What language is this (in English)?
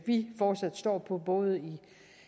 Danish